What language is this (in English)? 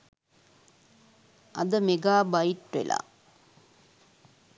Sinhala